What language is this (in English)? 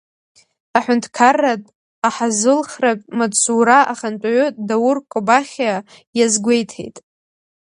Abkhazian